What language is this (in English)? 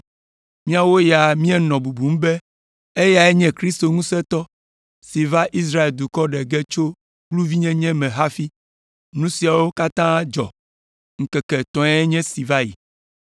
Ewe